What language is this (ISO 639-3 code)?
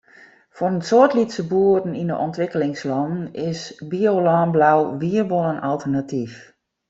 fry